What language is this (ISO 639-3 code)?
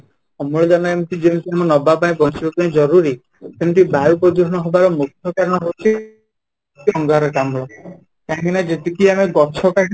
ori